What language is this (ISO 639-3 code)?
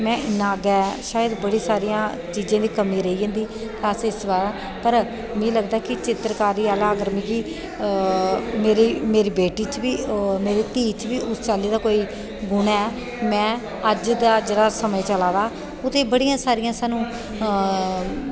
doi